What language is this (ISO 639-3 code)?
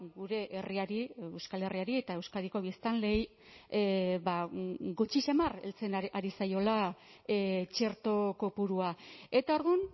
eus